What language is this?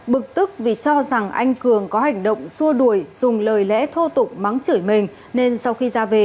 Vietnamese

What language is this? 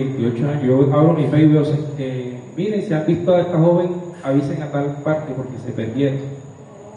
Spanish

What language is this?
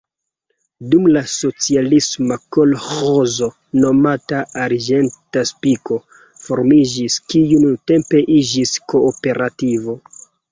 Esperanto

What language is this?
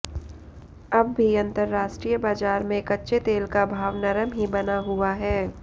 Hindi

